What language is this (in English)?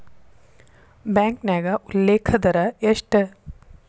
Kannada